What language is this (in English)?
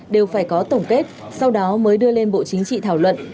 Vietnamese